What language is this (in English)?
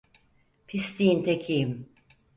Turkish